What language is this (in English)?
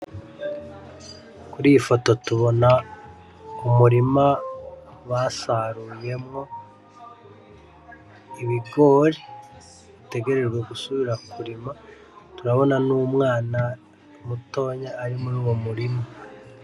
Rundi